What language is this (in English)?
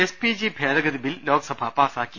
Malayalam